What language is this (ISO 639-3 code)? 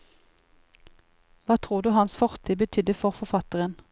nor